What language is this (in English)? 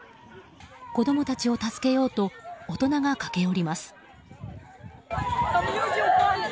Japanese